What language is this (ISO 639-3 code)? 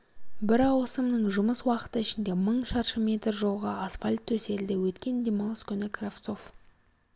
kaz